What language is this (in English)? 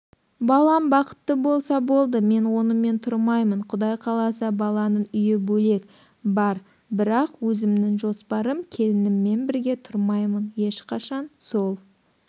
Kazakh